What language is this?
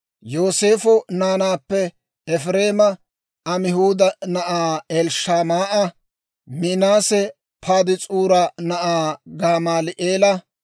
Dawro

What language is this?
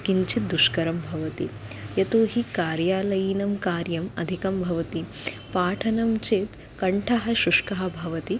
Sanskrit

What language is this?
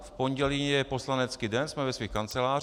Czech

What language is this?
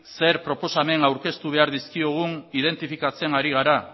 Basque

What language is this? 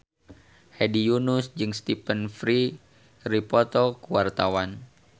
Sundanese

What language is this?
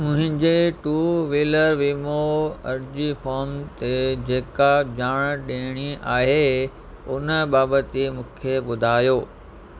Sindhi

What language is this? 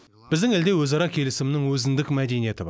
Kazakh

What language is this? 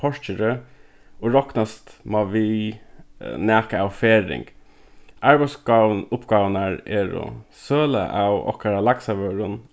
Faroese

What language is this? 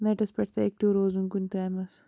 Kashmiri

